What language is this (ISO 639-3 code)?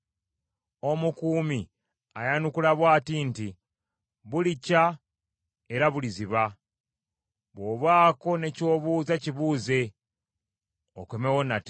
lug